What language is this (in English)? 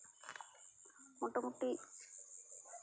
Santali